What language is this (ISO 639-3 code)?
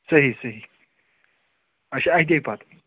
kas